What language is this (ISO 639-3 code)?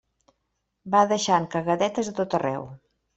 cat